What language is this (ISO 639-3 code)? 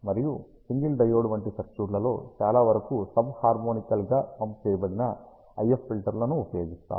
tel